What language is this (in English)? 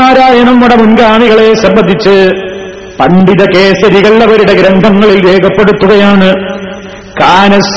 Malayalam